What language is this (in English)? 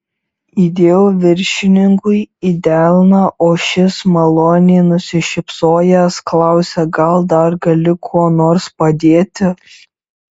Lithuanian